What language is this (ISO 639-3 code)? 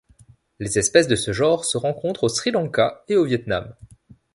fra